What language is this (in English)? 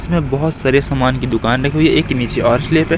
Hindi